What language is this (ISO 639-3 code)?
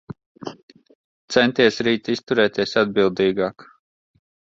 lav